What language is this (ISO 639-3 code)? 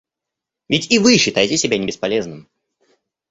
rus